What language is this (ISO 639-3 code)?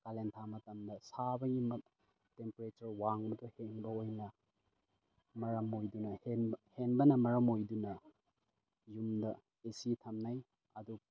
mni